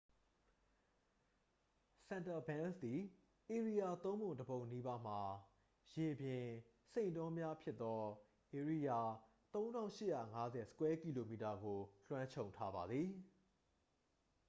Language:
Burmese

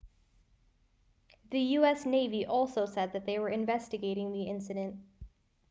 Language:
English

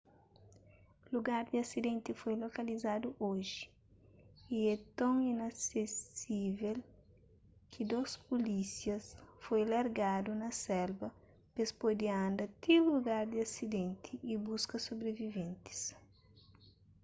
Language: Kabuverdianu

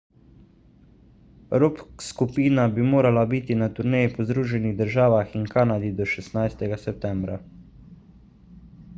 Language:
Slovenian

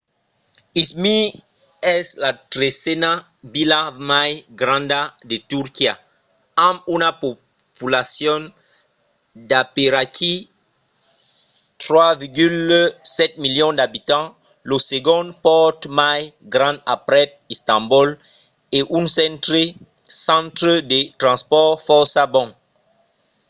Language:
Occitan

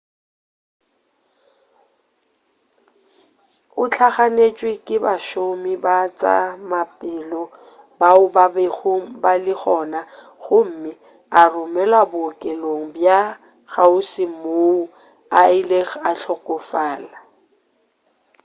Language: Northern Sotho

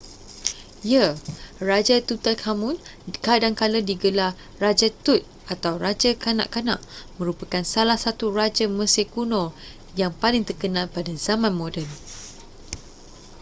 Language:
Malay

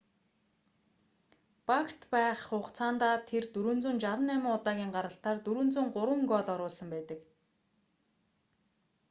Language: Mongolian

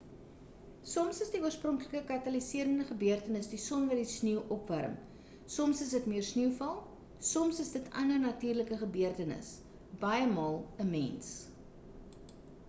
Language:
Afrikaans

